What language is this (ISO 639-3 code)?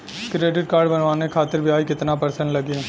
bho